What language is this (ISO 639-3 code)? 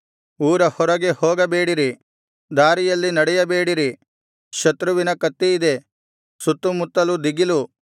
kan